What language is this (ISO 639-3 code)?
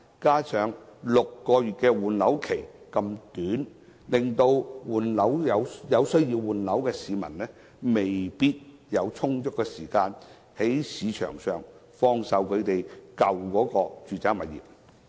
yue